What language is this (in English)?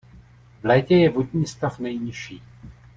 Czech